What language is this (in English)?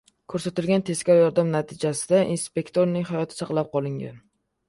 Uzbek